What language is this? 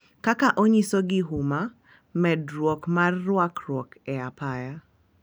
Luo (Kenya and Tanzania)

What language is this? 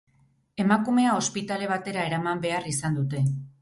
Basque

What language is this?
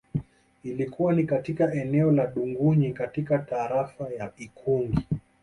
Swahili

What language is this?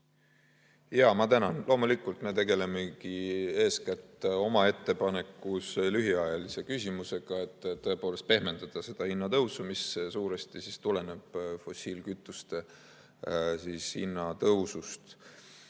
Estonian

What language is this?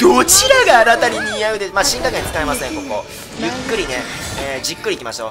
Japanese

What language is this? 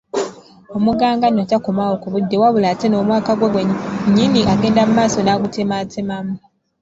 Ganda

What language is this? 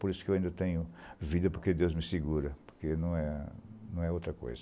Portuguese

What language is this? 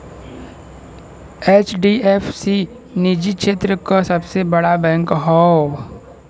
Bhojpuri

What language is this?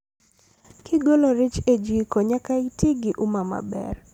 Luo (Kenya and Tanzania)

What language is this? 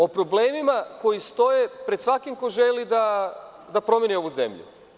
Serbian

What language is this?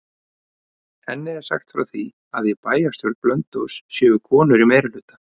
Icelandic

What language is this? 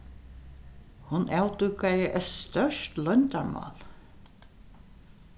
Faroese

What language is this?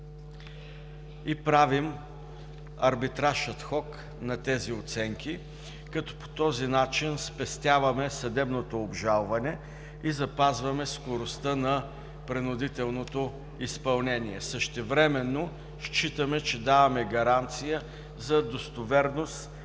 Bulgarian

